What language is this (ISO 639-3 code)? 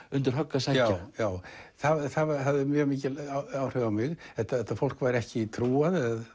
isl